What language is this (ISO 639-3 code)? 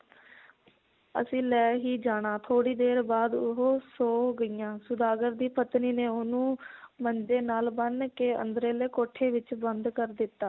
pan